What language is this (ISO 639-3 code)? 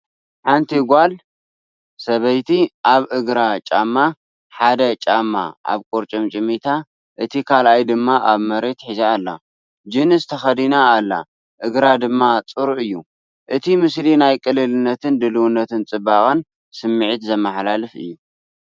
tir